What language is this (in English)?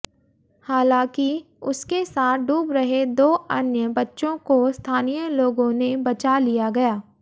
Hindi